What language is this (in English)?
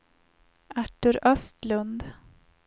Swedish